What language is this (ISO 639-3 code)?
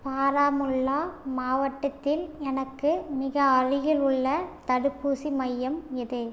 tam